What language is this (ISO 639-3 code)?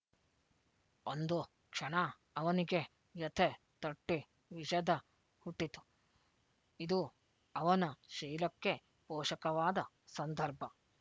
kan